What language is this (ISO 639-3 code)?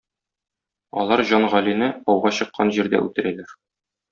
tat